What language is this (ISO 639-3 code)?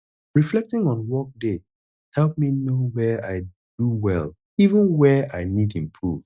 pcm